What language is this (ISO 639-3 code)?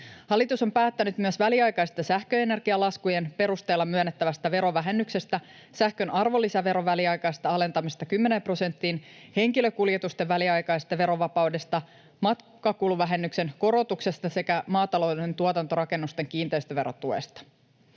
fin